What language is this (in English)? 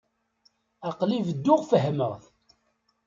Kabyle